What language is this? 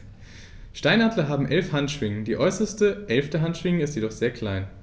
German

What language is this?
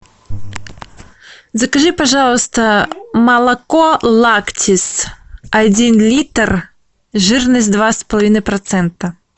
Russian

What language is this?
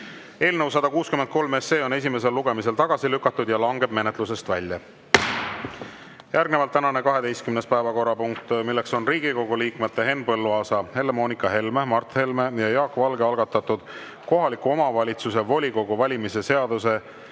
Estonian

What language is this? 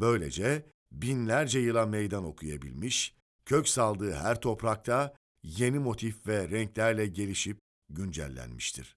Turkish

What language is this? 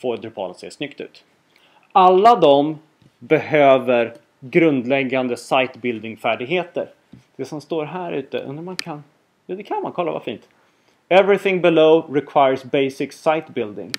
Swedish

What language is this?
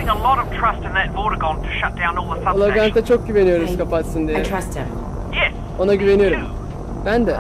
Turkish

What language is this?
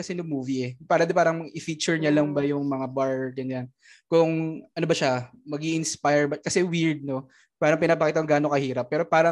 Filipino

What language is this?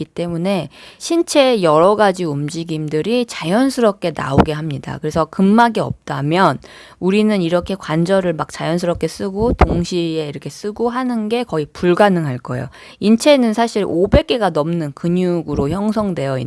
Korean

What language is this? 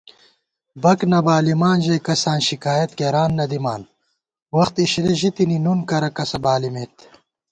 Gawar-Bati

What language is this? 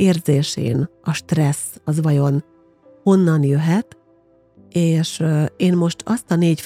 Hungarian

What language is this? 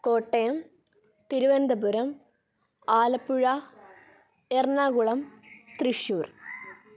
Malayalam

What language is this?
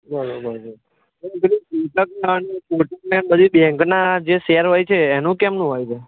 Gujarati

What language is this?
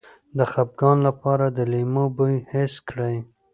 Pashto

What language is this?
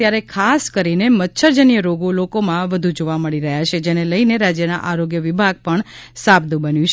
Gujarati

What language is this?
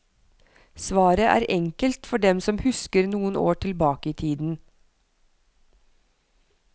Norwegian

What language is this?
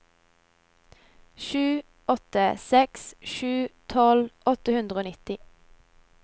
Norwegian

